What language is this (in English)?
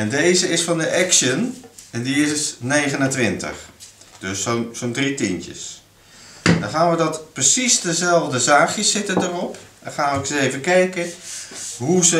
Dutch